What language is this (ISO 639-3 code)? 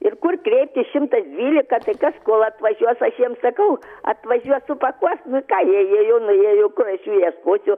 lit